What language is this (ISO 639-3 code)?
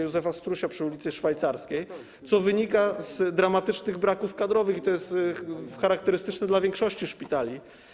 pol